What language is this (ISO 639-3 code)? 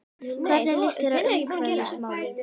isl